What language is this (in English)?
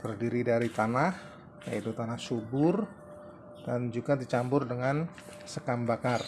Indonesian